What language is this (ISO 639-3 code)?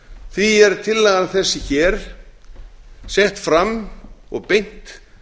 isl